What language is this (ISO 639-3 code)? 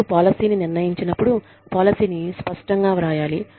tel